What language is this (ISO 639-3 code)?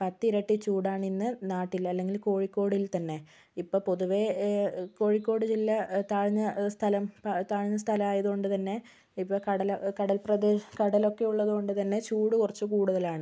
mal